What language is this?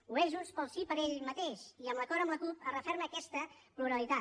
Catalan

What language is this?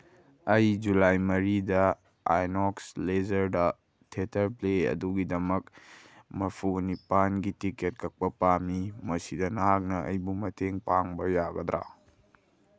Manipuri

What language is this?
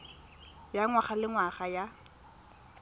Tswana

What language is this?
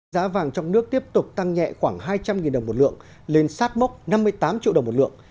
Vietnamese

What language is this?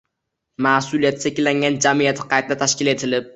Uzbek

